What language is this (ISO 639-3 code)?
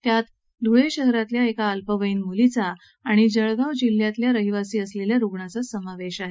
mar